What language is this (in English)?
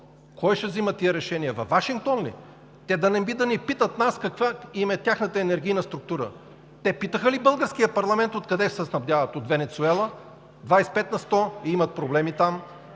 Bulgarian